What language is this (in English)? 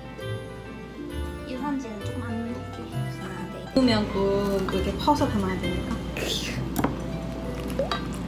Korean